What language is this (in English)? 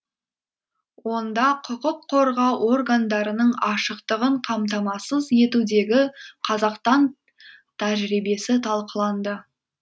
Kazakh